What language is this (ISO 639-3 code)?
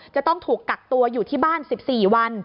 tha